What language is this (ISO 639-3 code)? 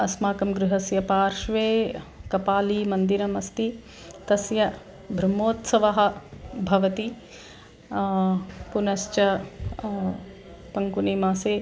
san